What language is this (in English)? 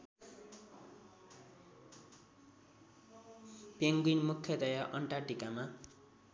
Nepali